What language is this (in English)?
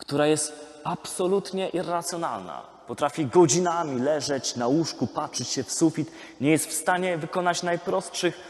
Polish